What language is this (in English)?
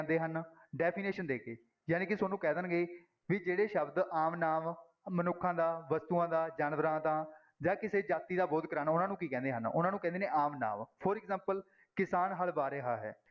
Punjabi